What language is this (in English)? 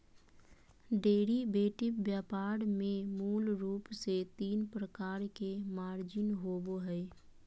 Magahi